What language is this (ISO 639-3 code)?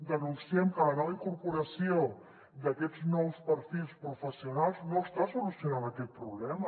cat